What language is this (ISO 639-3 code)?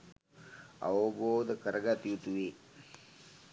sin